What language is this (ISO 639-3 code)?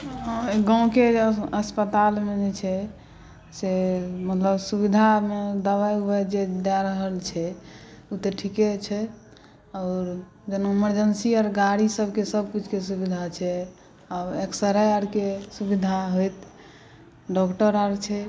mai